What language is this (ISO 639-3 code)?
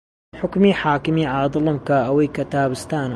ckb